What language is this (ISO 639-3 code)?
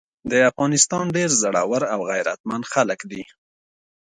pus